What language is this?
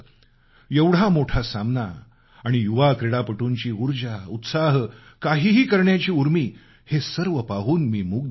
Marathi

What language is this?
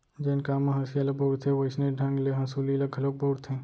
Chhattisgarhi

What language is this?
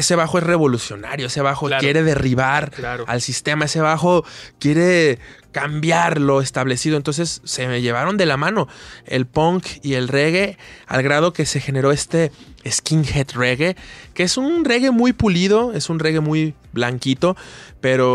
Spanish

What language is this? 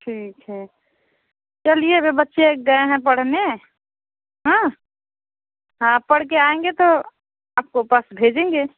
Hindi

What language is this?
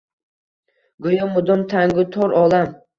Uzbek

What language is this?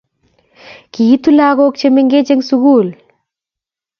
Kalenjin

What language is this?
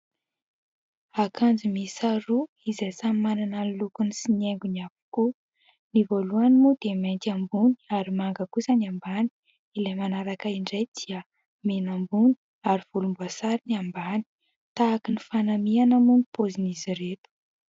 Malagasy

